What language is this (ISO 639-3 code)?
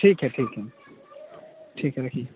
urd